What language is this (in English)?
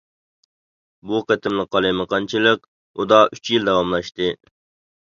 Uyghur